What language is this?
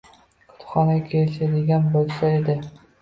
Uzbek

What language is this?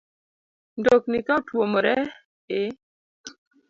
Luo (Kenya and Tanzania)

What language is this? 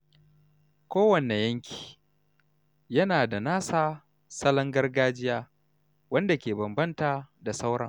Hausa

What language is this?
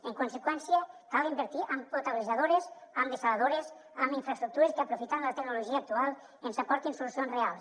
Catalan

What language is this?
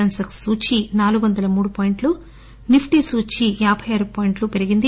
Telugu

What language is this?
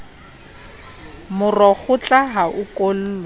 Southern Sotho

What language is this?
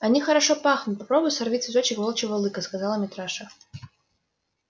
Russian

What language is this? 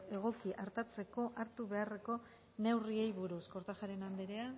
Basque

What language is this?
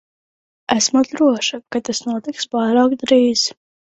Latvian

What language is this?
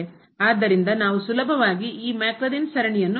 Kannada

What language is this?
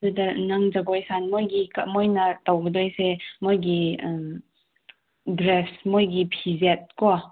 Manipuri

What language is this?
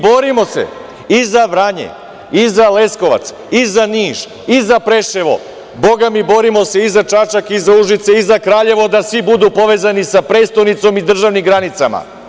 Serbian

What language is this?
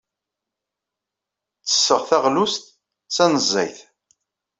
Kabyle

